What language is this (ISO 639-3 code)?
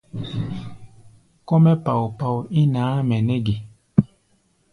gba